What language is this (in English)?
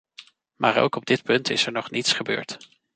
Dutch